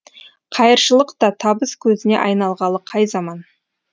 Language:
Kazakh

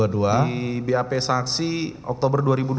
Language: Indonesian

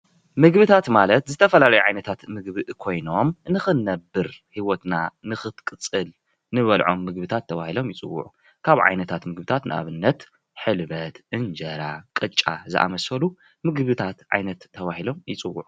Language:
Tigrinya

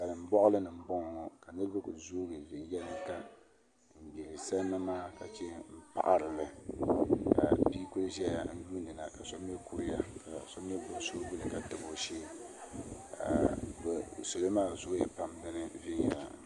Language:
Dagbani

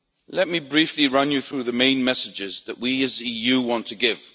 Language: English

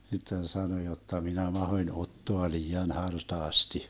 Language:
Finnish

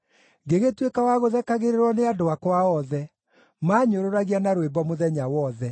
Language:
Kikuyu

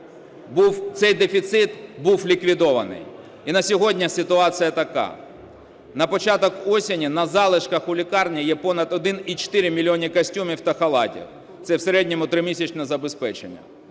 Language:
Ukrainian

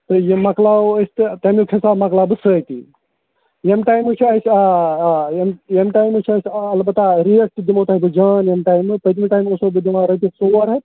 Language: Kashmiri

